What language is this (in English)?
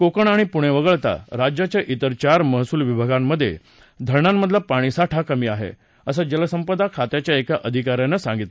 Marathi